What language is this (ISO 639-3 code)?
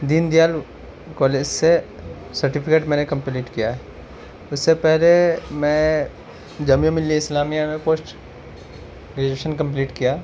urd